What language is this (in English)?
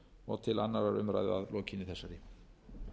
Icelandic